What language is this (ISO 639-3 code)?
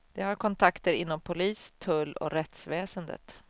swe